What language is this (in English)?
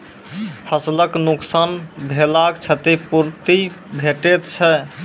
Maithili